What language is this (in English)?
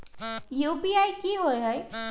Magahi